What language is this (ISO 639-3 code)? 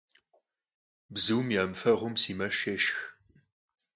kbd